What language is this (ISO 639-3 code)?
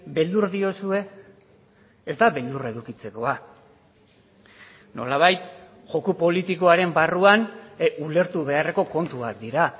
eus